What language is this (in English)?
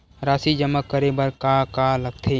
Chhattisgarhi